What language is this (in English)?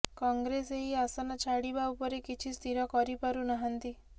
Odia